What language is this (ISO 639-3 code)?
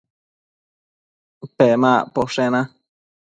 mcf